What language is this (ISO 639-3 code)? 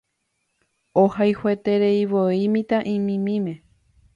grn